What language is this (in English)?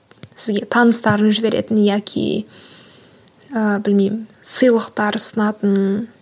Kazakh